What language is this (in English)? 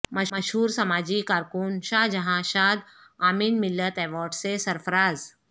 Urdu